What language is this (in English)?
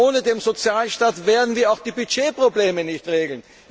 German